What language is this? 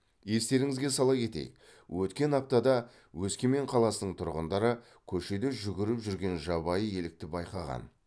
Kazakh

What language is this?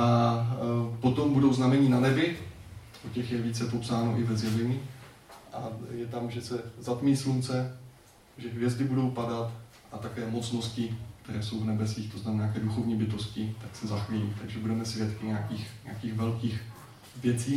Czech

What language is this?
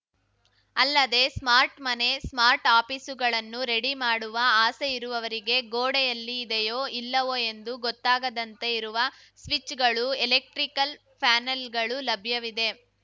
Kannada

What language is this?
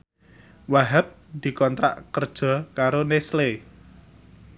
Javanese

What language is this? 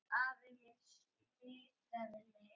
Icelandic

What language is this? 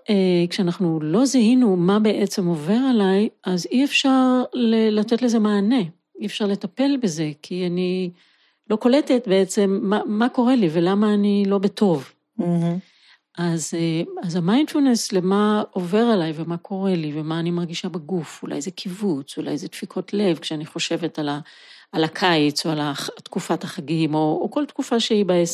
Hebrew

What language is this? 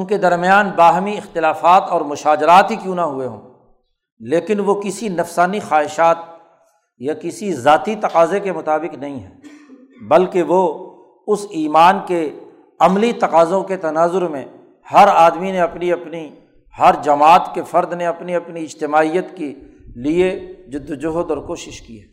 Urdu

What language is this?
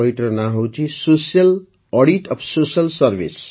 Odia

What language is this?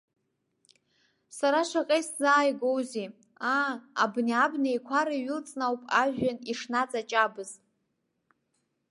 Abkhazian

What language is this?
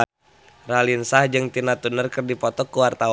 Sundanese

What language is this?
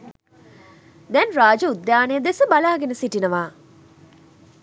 Sinhala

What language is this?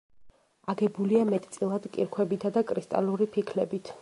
Georgian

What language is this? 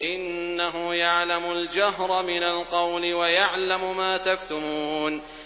Arabic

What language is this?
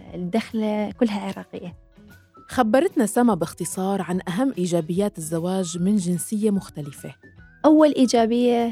Arabic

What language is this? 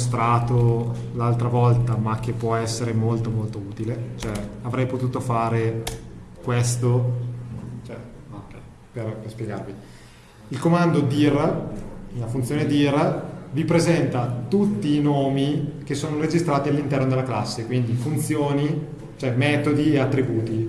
Italian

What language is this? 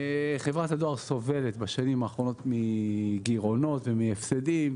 Hebrew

